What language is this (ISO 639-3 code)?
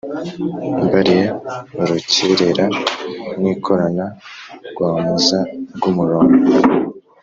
kin